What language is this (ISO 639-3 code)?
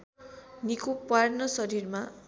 nep